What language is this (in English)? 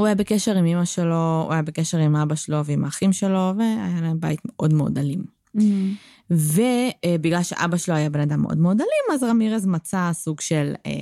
Hebrew